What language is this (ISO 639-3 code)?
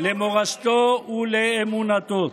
heb